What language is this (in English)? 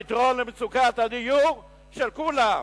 Hebrew